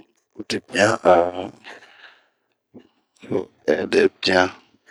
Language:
Bomu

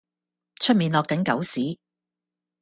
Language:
Cantonese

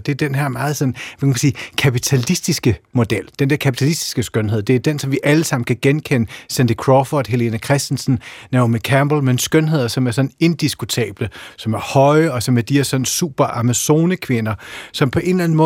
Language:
Danish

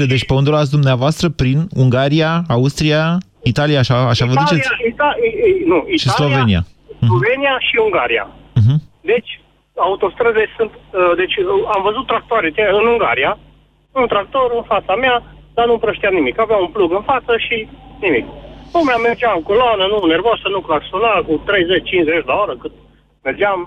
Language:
Romanian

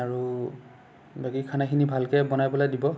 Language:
Assamese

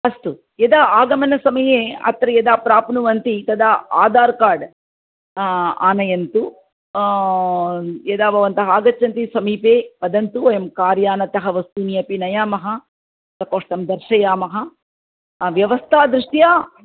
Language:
Sanskrit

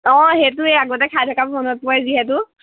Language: Assamese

